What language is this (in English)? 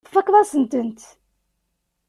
Kabyle